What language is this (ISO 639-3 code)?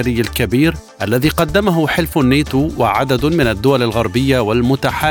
ara